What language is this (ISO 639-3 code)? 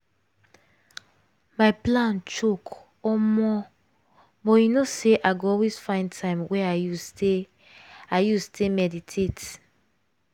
pcm